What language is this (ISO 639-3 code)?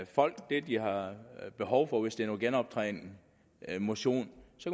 dan